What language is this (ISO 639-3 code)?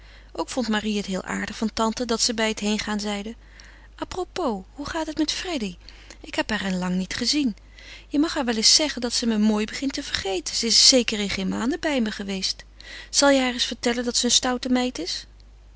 nld